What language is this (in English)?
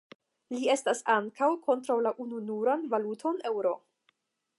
Esperanto